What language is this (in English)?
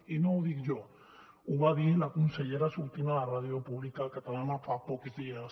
Catalan